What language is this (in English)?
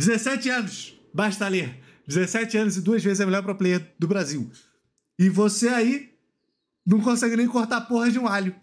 Portuguese